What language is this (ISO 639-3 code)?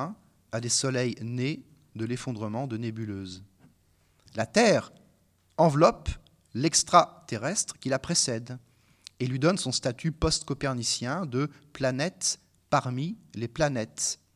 fra